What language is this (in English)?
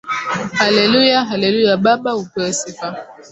Swahili